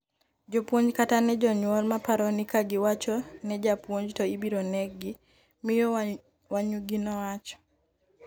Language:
Luo (Kenya and Tanzania)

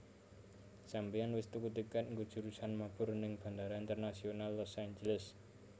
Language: Javanese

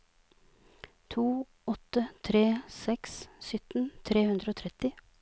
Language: Norwegian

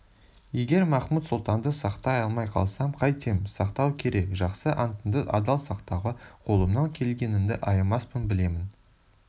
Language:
Kazakh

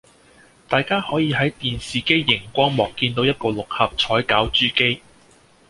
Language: Cantonese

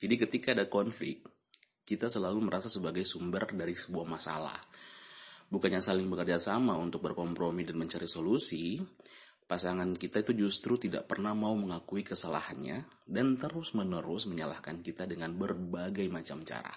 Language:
Indonesian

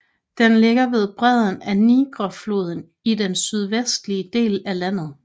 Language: Danish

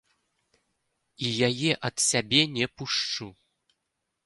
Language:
Belarusian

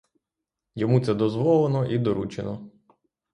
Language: Ukrainian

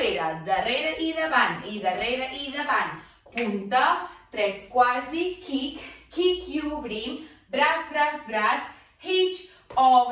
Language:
Portuguese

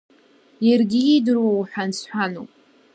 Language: Abkhazian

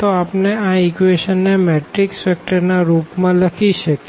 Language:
Gujarati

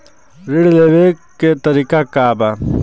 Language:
Bhojpuri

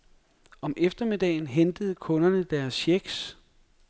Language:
Danish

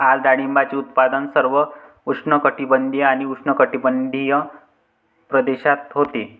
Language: Marathi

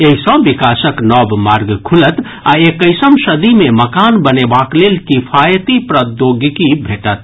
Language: Maithili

